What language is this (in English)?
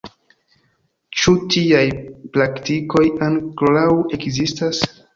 Esperanto